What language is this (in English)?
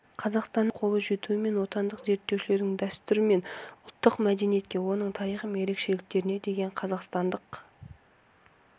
Kazakh